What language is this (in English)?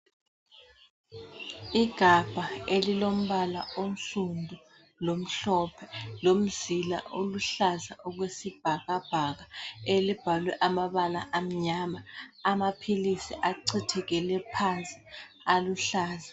North Ndebele